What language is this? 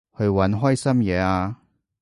Cantonese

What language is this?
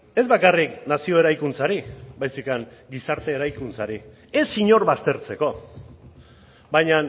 Basque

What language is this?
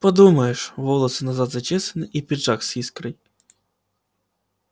Russian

